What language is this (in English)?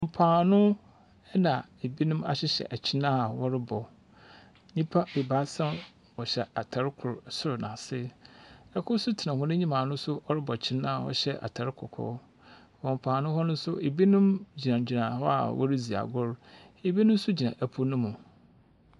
Akan